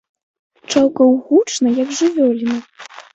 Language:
Belarusian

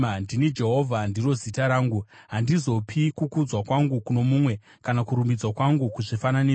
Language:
Shona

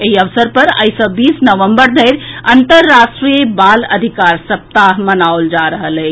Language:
Maithili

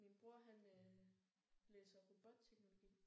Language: Danish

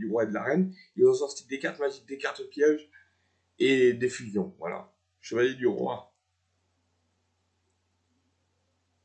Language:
French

